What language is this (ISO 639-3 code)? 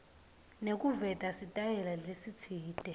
ssw